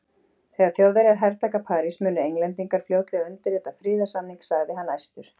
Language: Icelandic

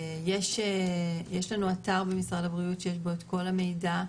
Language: Hebrew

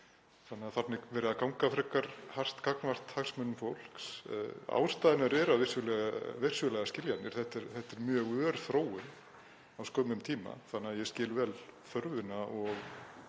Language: Icelandic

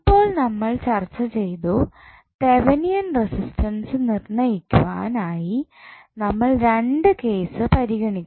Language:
Malayalam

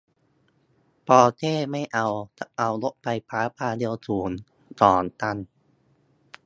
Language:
Thai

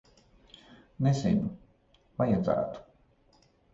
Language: Latvian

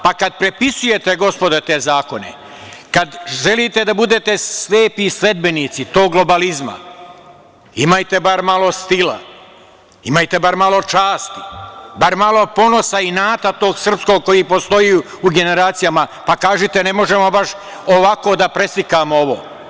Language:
Serbian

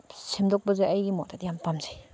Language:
Manipuri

